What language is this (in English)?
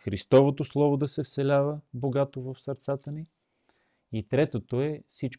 Bulgarian